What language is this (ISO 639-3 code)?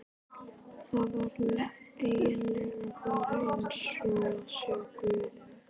isl